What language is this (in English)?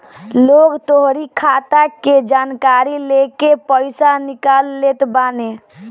Bhojpuri